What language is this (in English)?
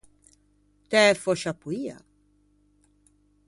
Ligurian